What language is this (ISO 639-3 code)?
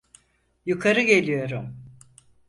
tur